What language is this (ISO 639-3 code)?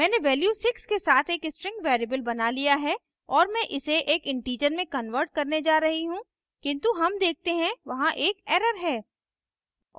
hin